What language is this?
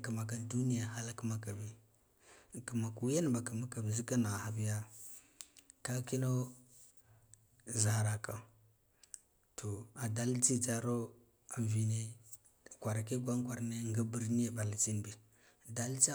Guduf-Gava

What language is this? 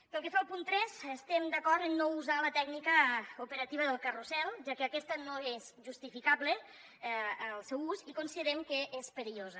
Catalan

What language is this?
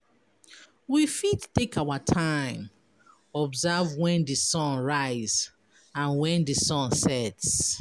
Nigerian Pidgin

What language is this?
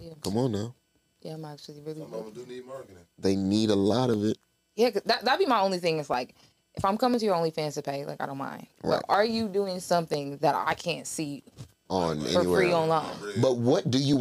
English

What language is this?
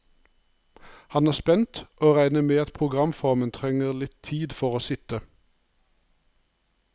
Norwegian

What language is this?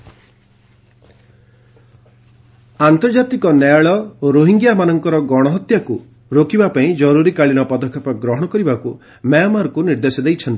Odia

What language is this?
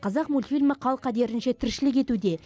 Kazakh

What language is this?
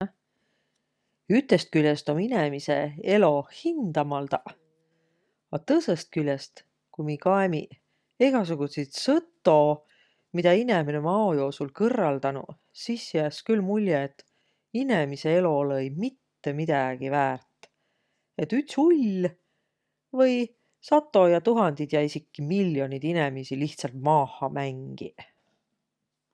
Võro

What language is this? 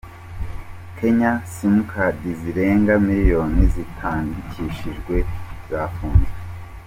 Kinyarwanda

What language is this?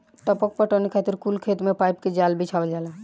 Bhojpuri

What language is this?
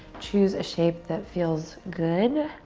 English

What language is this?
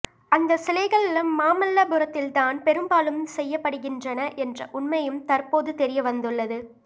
Tamil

